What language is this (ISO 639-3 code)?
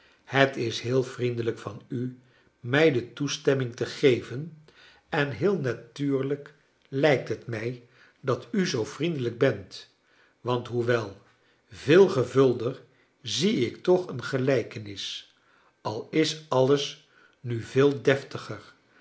nld